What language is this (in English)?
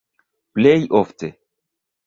Esperanto